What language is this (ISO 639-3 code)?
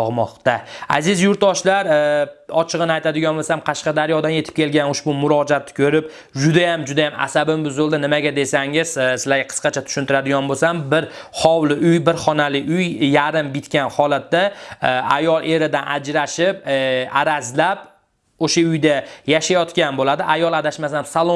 uzb